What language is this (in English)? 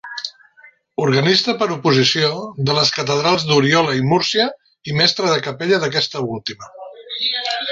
Catalan